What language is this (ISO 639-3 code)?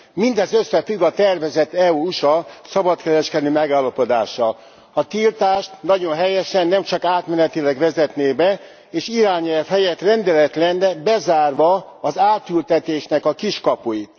hun